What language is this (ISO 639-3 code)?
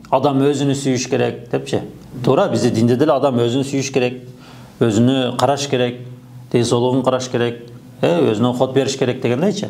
tur